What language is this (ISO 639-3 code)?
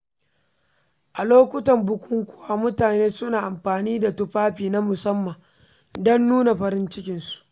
hau